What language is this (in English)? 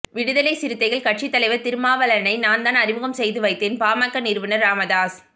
Tamil